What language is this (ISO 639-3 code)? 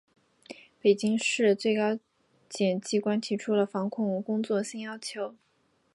zho